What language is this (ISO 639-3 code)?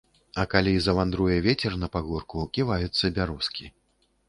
bel